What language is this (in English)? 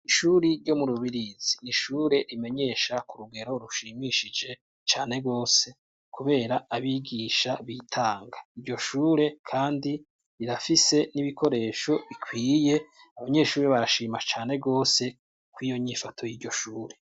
Rundi